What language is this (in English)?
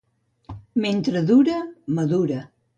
Catalan